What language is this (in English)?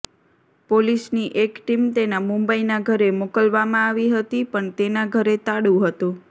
Gujarati